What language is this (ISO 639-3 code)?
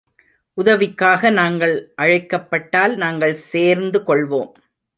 tam